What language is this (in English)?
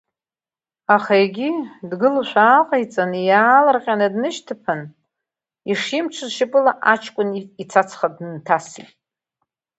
Abkhazian